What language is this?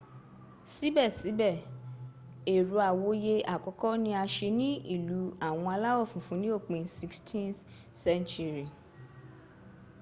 Yoruba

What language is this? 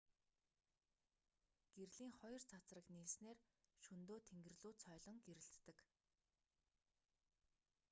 Mongolian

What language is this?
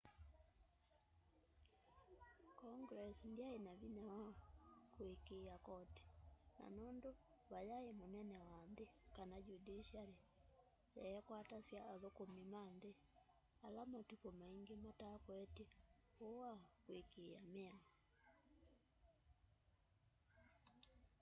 Kamba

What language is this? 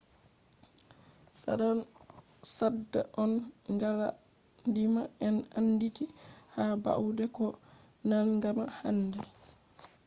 Fula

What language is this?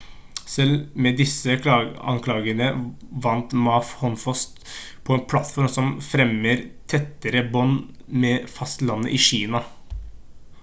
Norwegian Bokmål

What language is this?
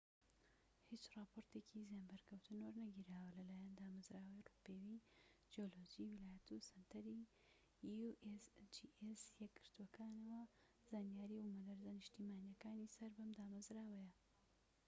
Central Kurdish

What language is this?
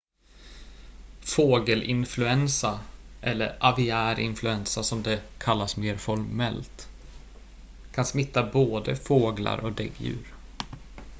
Swedish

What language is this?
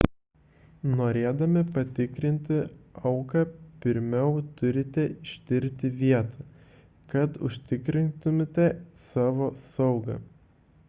Lithuanian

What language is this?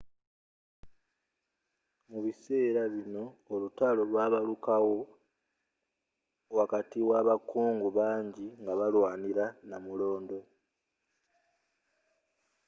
Ganda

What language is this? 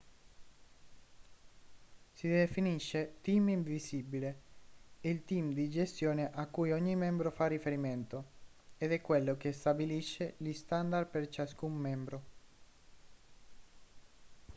Italian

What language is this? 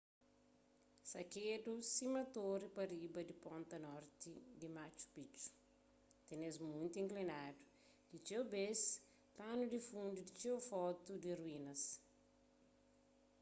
Kabuverdianu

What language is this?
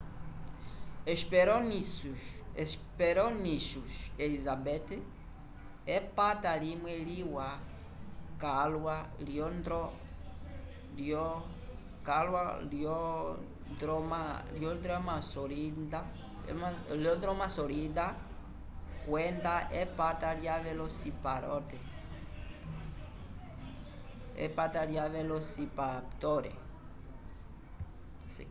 Umbundu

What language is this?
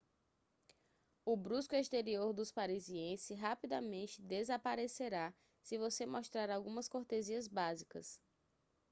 Portuguese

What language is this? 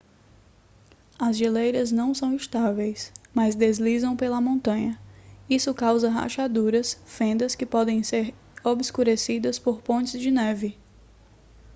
Portuguese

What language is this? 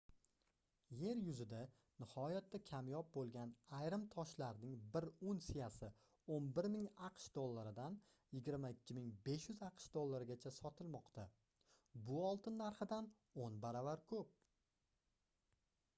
Uzbek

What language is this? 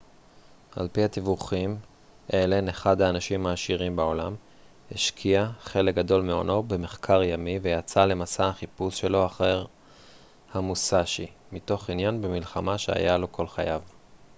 Hebrew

